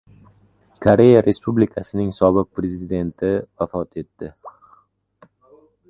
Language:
Uzbek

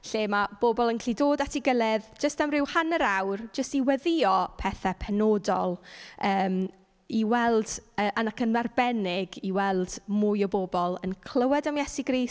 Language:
Welsh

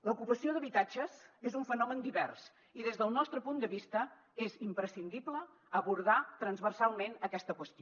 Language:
Catalan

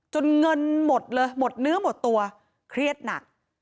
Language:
Thai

